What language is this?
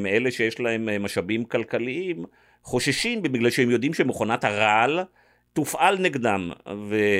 Hebrew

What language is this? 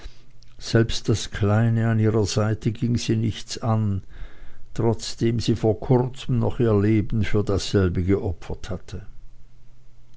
German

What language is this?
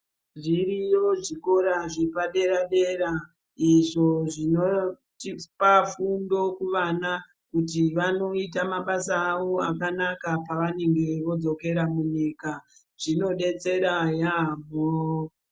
Ndau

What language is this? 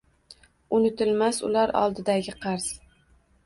Uzbek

